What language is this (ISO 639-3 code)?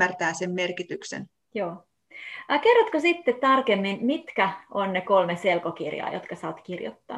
fin